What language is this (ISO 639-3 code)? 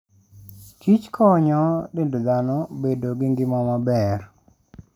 luo